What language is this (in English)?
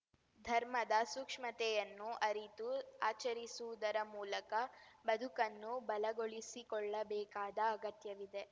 Kannada